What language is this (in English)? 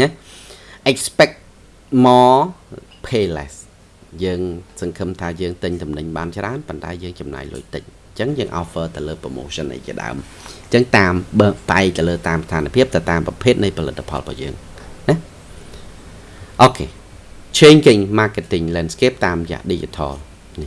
Vietnamese